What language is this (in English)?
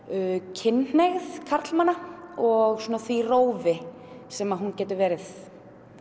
Icelandic